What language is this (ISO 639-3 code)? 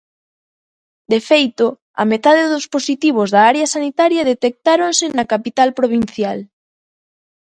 glg